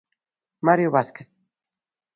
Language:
Galician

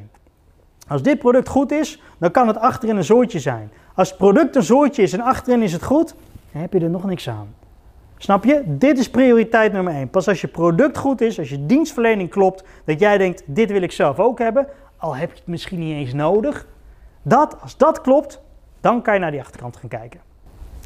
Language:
Dutch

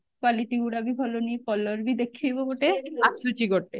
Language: Odia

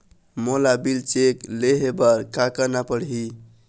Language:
Chhattisgarhi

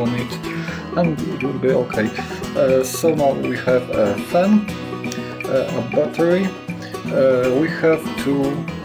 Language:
English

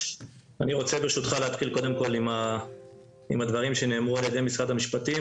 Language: Hebrew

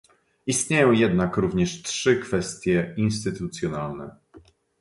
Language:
Polish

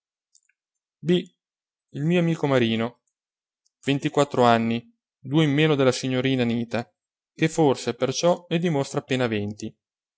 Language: Italian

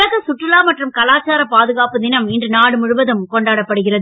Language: Tamil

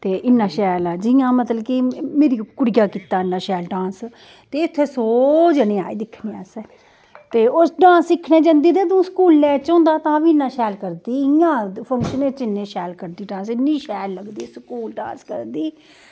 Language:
Dogri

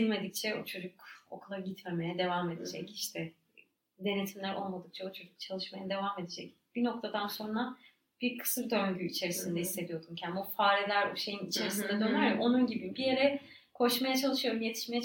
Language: Turkish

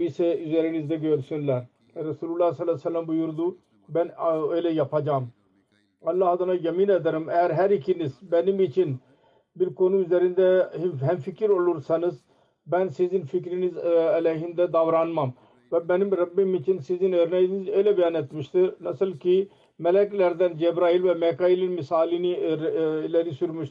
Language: Turkish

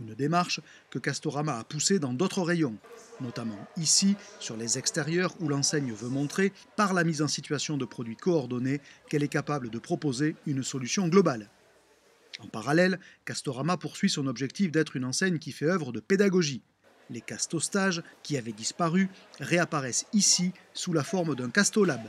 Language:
French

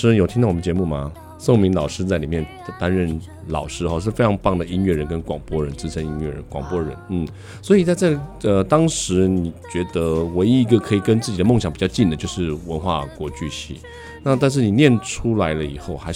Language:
Chinese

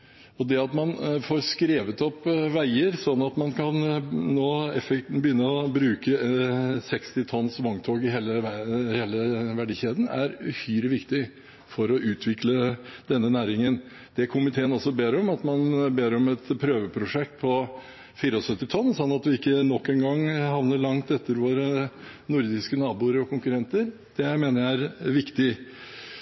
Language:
Norwegian Bokmål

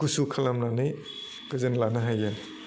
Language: Bodo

